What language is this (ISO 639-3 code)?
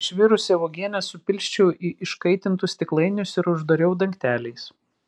lit